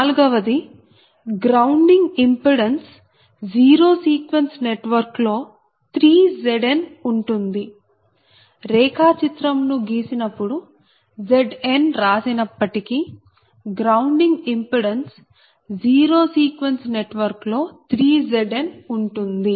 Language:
Telugu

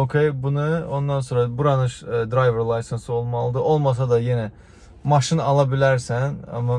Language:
Turkish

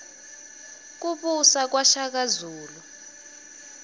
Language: Swati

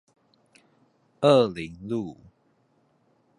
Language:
Chinese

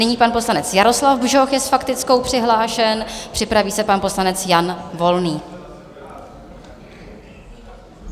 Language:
Czech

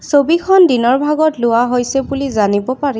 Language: Assamese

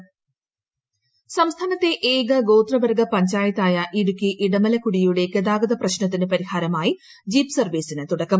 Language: Malayalam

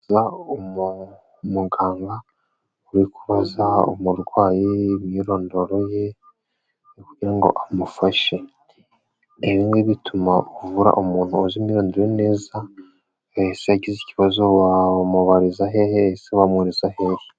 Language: Kinyarwanda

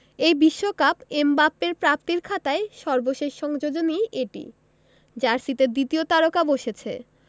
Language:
Bangla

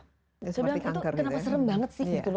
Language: Indonesian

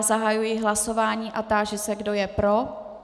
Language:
Czech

